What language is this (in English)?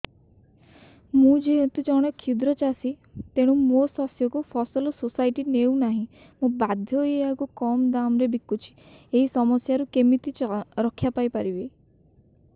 Odia